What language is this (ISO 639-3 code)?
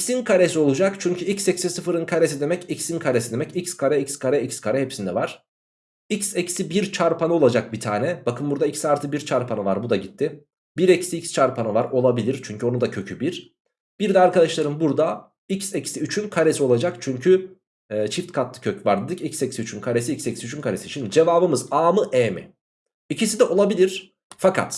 tur